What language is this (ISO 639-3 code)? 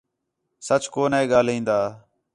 xhe